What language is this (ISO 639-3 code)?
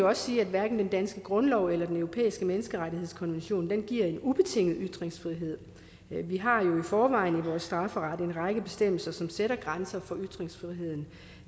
dan